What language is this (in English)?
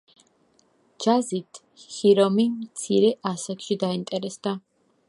Georgian